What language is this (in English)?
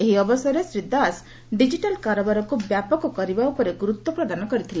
Odia